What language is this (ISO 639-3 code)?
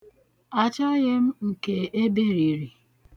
ibo